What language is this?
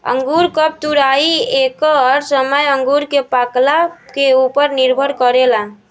Bhojpuri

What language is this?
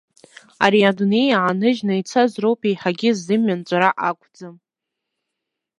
Abkhazian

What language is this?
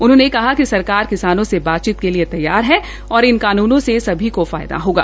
Hindi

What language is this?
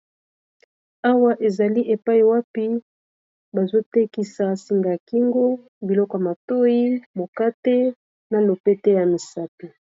Lingala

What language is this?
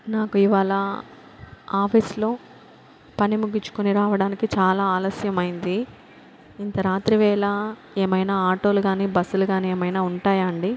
Telugu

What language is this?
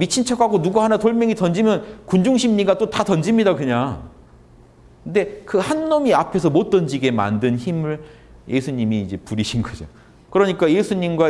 Korean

